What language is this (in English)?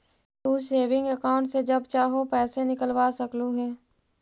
Magahi